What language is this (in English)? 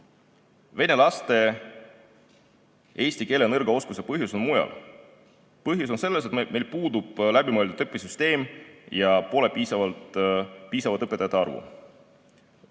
Estonian